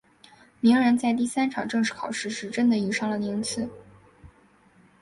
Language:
Chinese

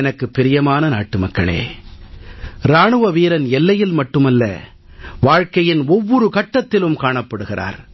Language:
Tamil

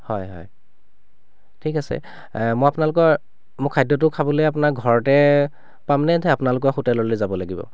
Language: Assamese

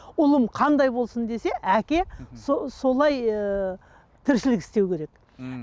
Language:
Kazakh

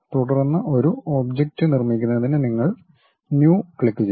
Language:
Malayalam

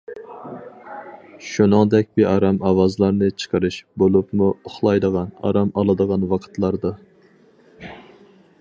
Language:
Uyghur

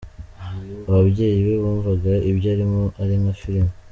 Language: Kinyarwanda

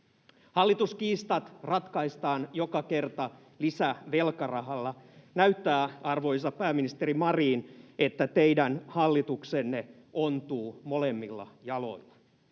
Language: Finnish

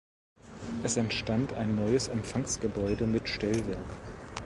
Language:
German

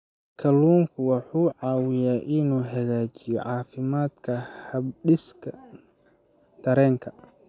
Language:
Somali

